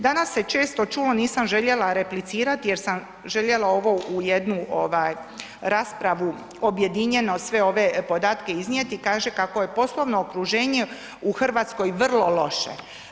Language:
Croatian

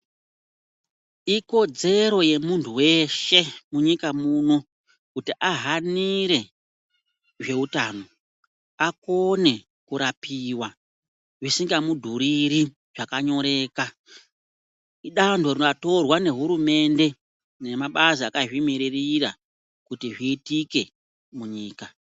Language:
Ndau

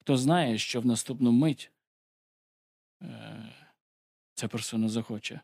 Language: Ukrainian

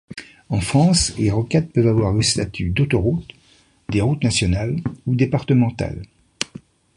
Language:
French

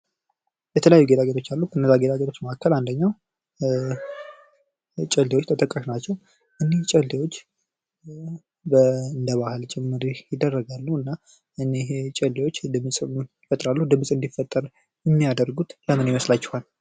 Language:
Amharic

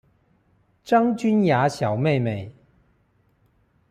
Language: Chinese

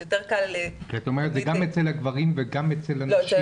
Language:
Hebrew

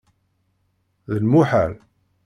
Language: Kabyle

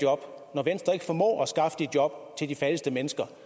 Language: Danish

